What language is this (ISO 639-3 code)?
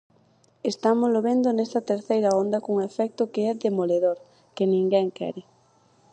glg